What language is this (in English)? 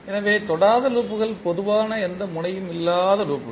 Tamil